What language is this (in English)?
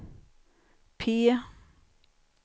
Swedish